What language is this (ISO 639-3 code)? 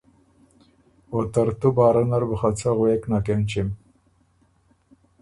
oru